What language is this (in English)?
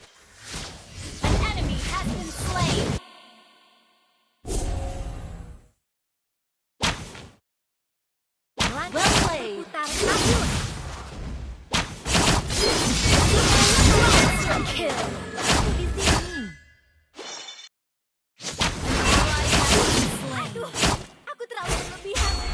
Indonesian